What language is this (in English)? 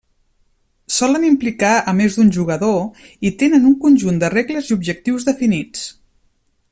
Catalan